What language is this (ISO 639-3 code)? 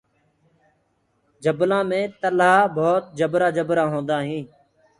ggg